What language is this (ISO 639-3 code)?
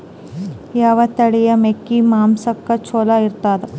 kan